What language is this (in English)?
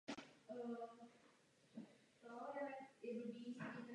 Czech